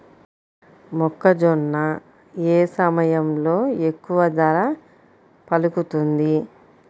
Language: Telugu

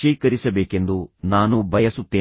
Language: Kannada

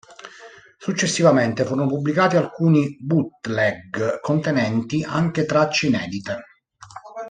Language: Italian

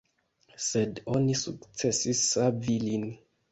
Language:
Esperanto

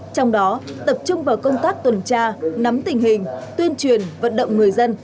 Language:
Vietnamese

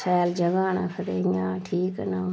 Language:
Dogri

